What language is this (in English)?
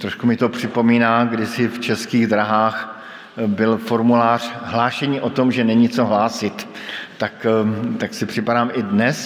Czech